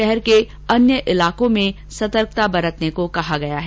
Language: Hindi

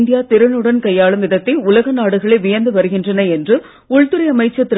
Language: Tamil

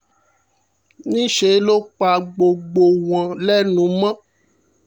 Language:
Yoruba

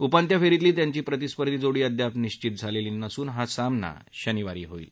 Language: Marathi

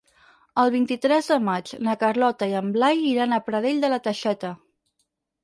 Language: Catalan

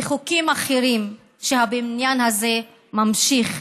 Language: Hebrew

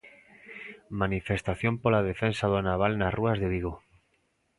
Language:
Galician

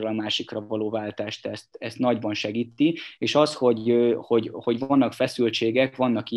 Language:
Hungarian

